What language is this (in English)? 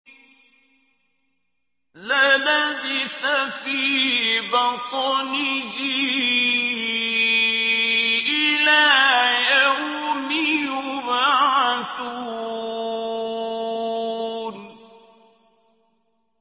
Arabic